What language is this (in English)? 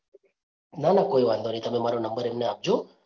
Gujarati